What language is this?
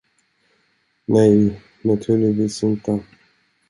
Swedish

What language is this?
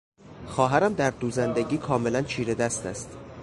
Persian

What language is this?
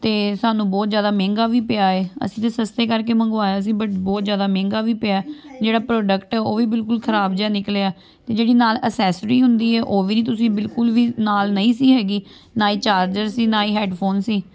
Punjabi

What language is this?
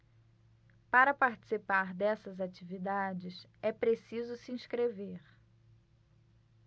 Portuguese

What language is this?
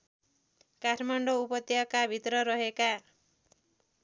Nepali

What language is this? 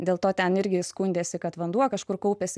Lithuanian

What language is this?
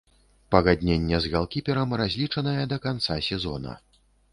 Belarusian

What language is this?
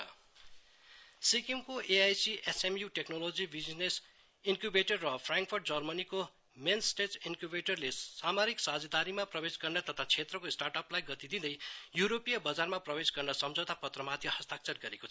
Nepali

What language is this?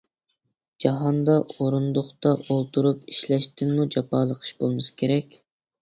Uyghur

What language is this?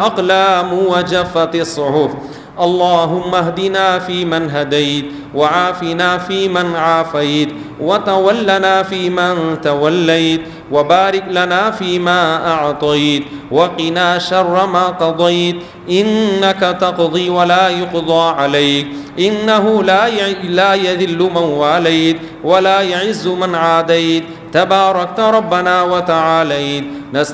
Arabic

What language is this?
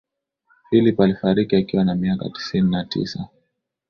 Swahili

